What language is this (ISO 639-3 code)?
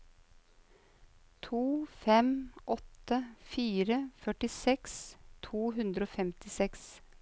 nor